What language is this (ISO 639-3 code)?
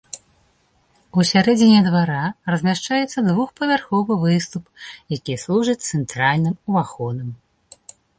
bel